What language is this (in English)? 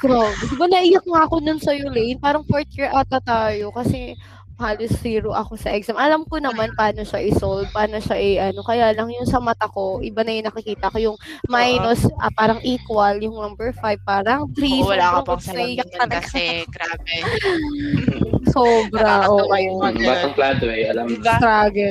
Filipino